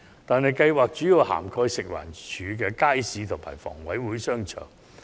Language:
Cantonese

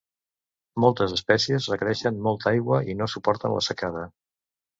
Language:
Catalan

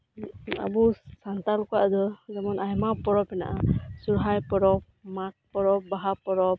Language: Santali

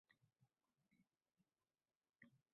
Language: Uzbek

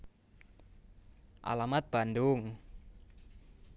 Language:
Javanese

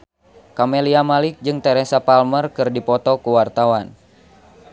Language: Sundanese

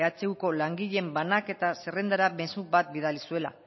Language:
Basque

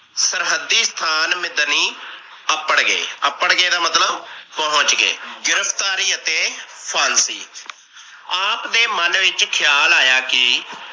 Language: Punjabi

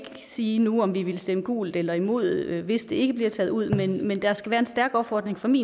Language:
Danish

